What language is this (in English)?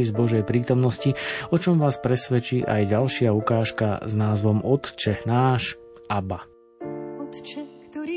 Slovak